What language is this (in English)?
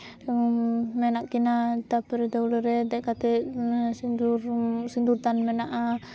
Santali